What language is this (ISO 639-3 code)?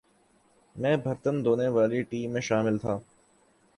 urd